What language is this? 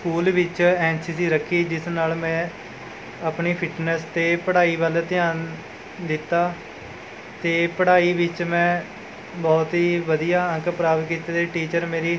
Punjabi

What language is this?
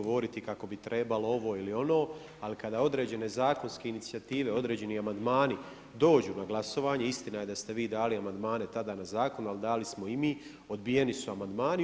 Croatian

